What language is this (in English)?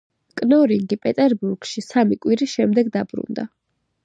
Georgian